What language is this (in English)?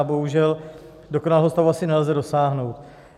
Czech